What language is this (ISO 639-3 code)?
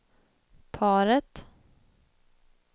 swe